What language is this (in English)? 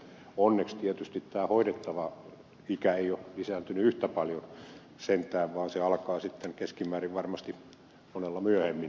Finnish